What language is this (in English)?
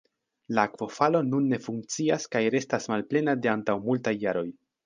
Esperanto